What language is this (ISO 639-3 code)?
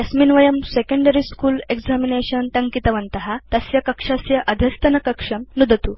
san